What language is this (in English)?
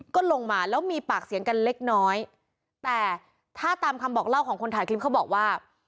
Thai